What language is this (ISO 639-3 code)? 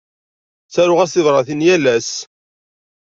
kab